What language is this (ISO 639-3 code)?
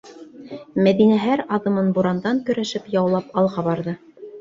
bak